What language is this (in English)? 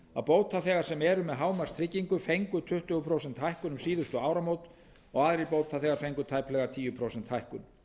Icelandic